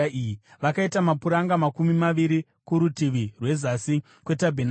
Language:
Shona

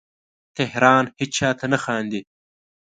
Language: Pashto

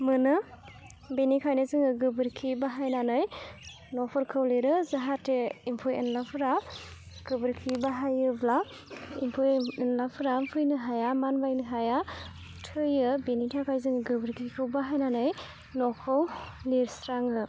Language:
Bodo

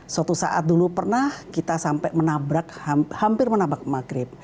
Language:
Indonesian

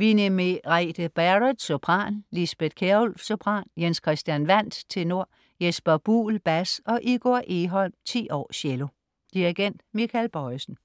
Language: Danish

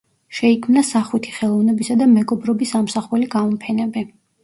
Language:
Georgian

